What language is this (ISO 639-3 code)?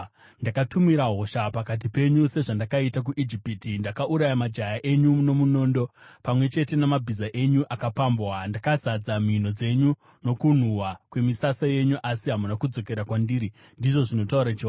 sna